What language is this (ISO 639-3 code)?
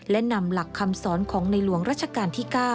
tha